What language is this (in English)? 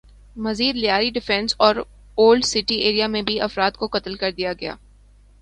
Urdu